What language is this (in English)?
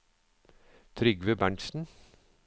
Norwegian